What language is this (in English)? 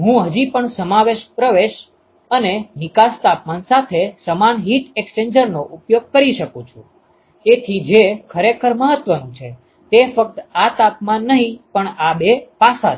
Gujarati